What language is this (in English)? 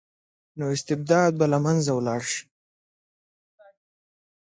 Pashto